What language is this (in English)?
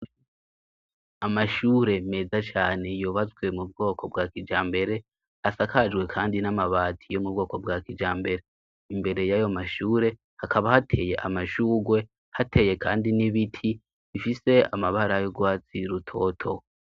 Rundi